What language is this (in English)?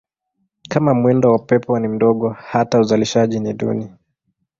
Swahili